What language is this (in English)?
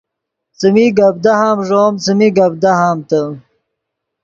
Yidgha